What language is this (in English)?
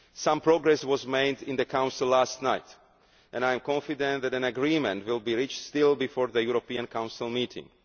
English